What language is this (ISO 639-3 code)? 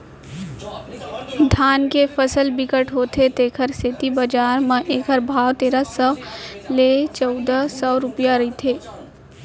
hne